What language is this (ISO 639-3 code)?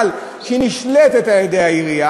heb